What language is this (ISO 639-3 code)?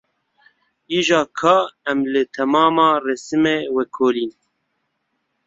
kur